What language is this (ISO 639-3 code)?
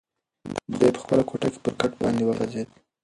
pus